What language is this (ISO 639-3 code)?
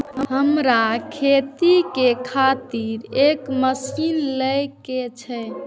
mai